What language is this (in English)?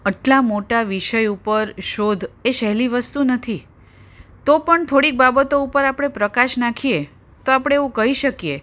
Gujarati